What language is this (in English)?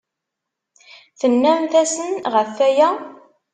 Kabyle